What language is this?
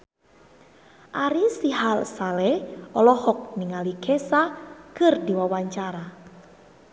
Sundanese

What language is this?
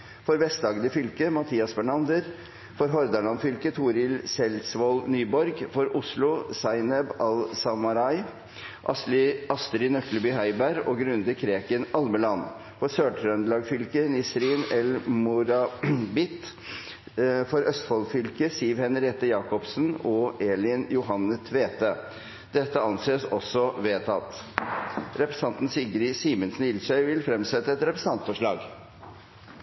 Norwegian Bokmål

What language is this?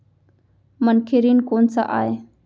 Chhattisgarhi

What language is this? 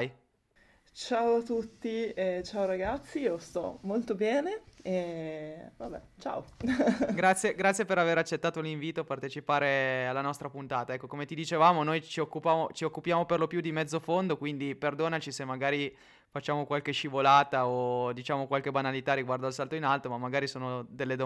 Italian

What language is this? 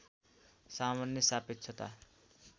Nepali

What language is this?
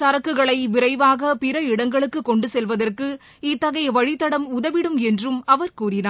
Tamil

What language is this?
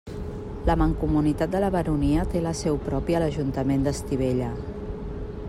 Catalan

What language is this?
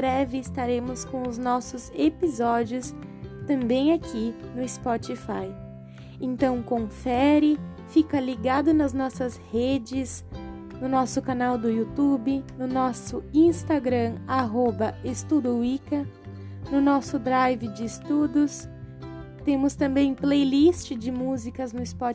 Portuguese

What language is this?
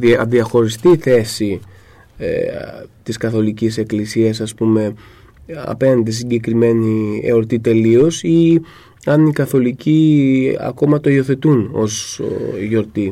Greek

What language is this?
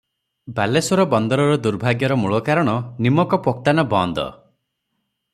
Odia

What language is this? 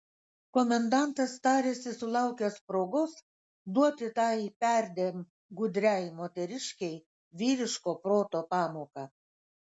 Lithuanian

